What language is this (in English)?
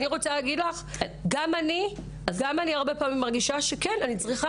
Hebrew